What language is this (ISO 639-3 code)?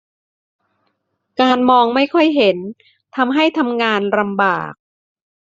tha